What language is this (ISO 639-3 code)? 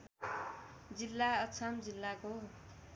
nep